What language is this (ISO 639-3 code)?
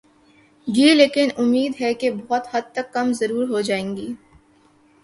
urd